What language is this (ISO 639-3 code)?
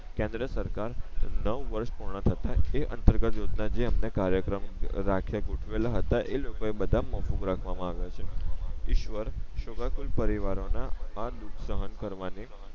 guj